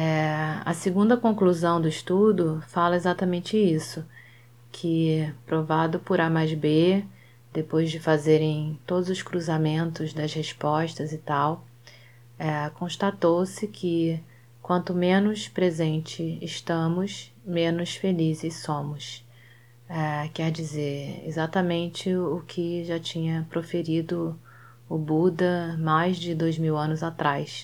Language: Portuguese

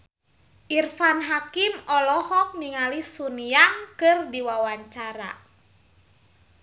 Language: Sundanese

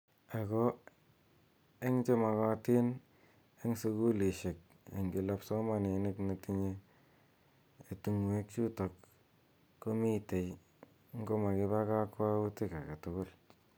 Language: Kalenjin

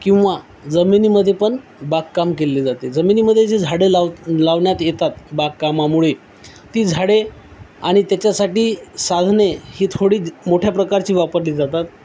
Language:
Marathi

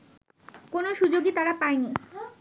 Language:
Bangla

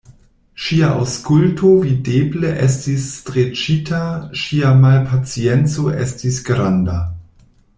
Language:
Esperanto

